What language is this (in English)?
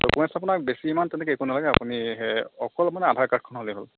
Assamese